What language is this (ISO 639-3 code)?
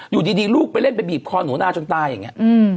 tha